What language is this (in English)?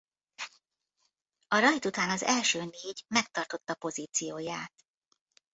Hungarian